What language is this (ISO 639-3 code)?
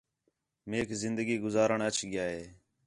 xhe